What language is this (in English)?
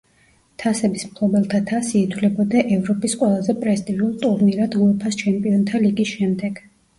Georgian